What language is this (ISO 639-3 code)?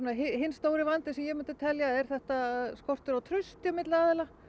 isl